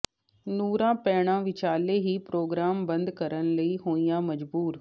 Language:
Punjabi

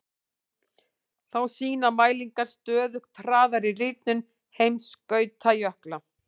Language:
Icelandic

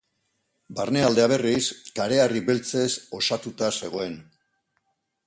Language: Basque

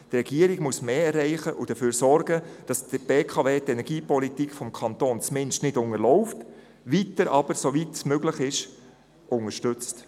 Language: Swiss German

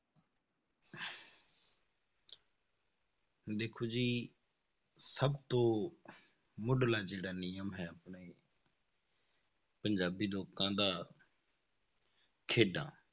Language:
Punjabi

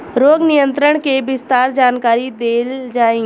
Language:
Bhojpuri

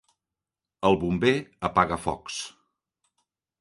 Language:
Catalan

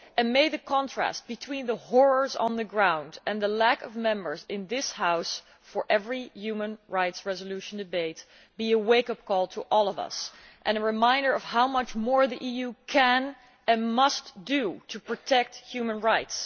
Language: English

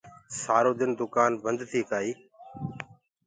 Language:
Gurgula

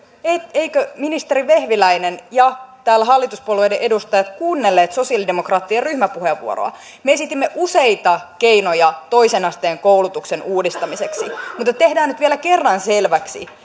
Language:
Finnish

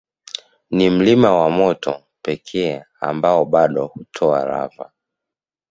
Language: Swahili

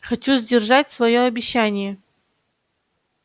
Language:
Russian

